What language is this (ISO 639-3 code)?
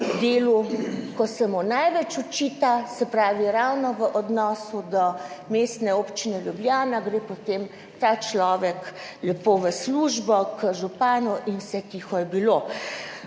slv